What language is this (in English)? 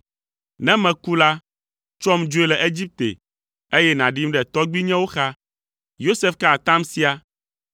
Ewe